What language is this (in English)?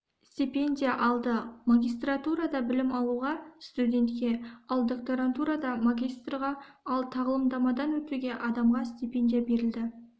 Kazakh